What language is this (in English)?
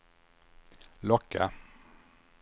Swedish